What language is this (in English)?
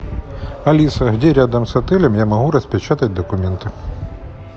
Russian